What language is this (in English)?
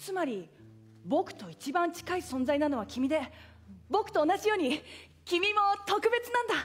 Japanese